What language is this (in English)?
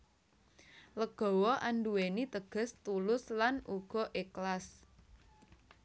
Javanese